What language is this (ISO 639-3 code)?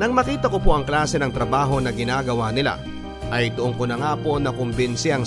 fil